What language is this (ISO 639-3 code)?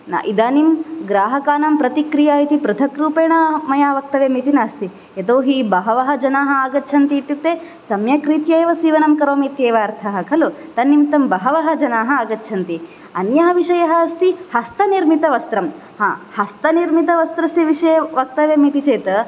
san